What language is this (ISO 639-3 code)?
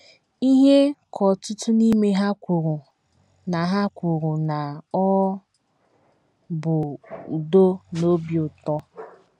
ibo